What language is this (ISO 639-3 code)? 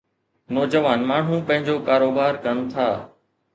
snd